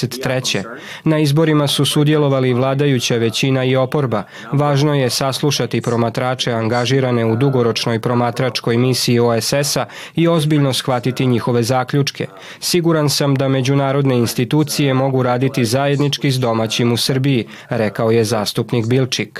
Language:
Croatian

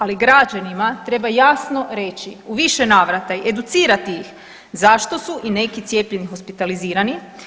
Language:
Croatian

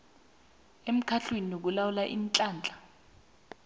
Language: South Ndebele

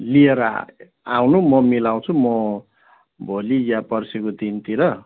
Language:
Nepali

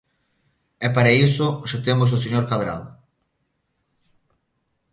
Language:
Galician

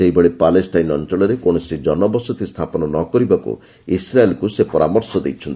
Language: Odia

